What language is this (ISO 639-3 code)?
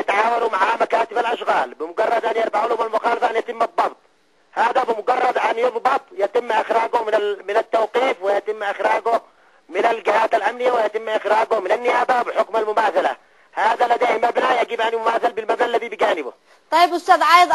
ara